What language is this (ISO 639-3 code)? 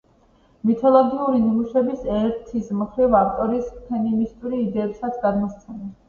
kat